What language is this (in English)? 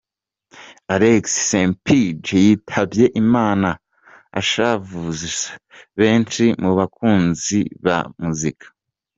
Kinyarwanda